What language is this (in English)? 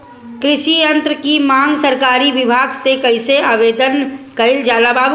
Bhojpuri